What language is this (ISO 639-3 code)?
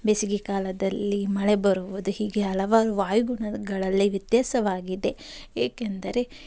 kan